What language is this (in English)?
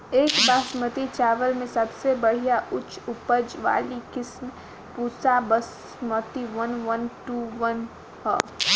Bhojpuri